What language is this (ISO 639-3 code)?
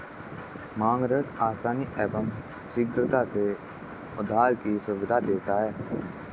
hin